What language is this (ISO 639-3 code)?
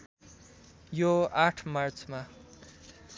nep